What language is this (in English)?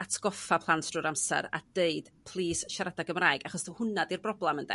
Welsh